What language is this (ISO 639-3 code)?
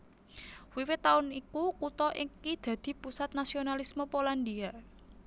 jav